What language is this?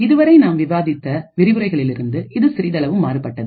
Tamil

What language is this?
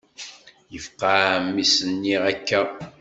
Kabyle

